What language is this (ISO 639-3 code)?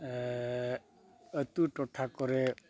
sat